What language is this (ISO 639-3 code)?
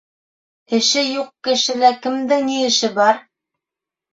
bak